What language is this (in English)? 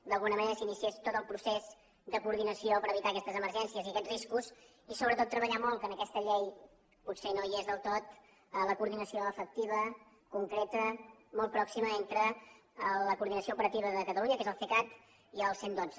Catalan